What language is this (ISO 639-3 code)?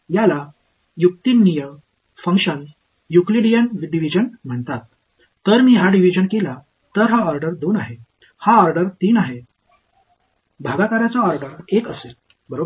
mar